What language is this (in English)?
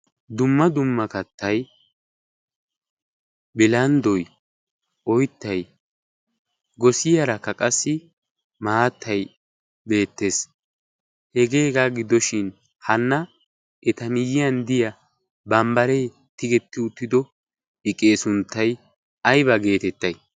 Wolaytta